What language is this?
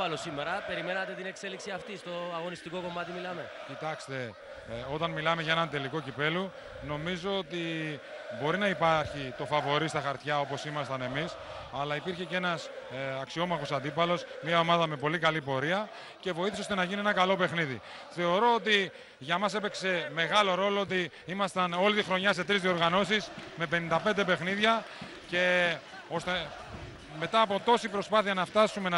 Greek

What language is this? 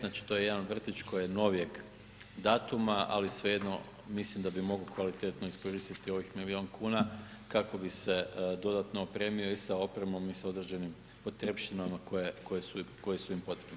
Croatian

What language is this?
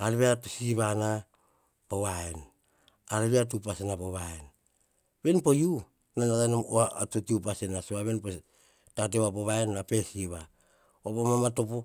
Hahon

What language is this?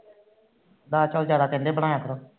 Punjabi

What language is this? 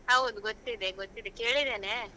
Kannada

